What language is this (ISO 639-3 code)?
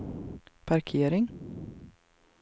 swe